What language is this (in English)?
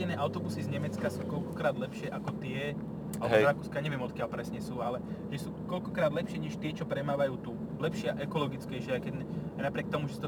Slovak